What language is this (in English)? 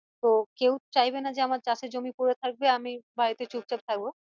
Bangla